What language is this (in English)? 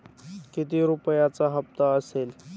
Marathi